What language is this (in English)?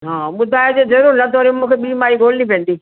Sindhi